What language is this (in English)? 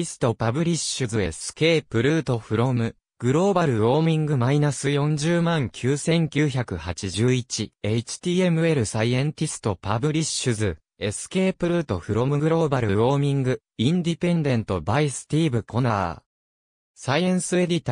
Japanese